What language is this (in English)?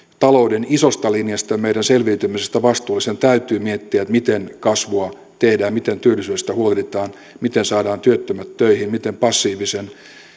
Finnish